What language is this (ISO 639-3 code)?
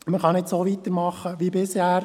gsw